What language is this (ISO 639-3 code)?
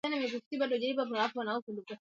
swa